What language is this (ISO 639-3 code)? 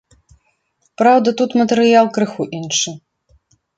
bel